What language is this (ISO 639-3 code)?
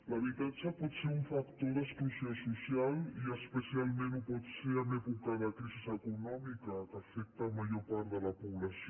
cat